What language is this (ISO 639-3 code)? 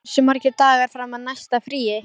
isl